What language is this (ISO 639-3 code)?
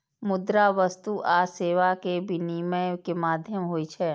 mai